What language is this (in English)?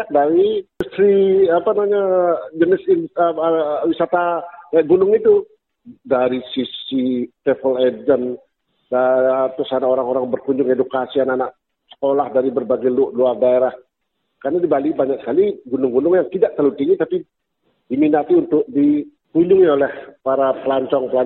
Indonesian